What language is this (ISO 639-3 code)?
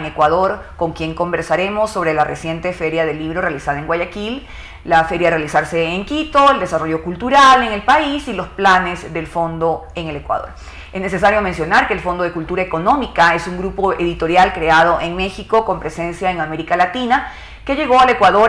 spa